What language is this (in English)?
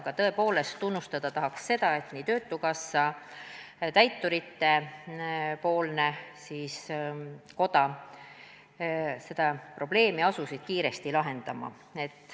Estonian